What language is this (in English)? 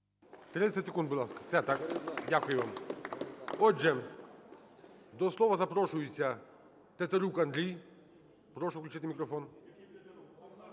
Ukrainian